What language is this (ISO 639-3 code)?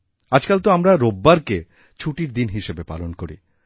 ben